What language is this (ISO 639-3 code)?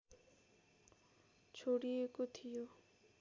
nep